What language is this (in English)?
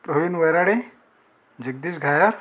Marathi